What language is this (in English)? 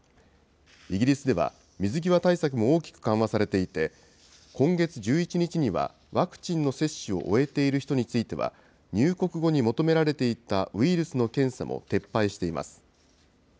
Japanese